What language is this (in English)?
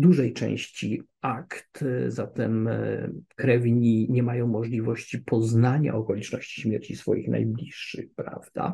Polish